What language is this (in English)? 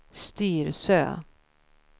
Swedish